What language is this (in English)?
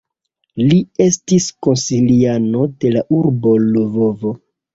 Esperanto